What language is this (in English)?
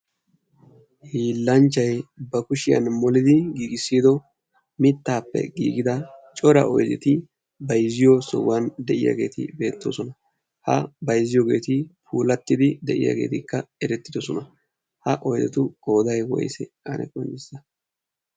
Wolaytta